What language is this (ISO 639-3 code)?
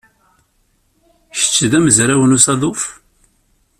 kab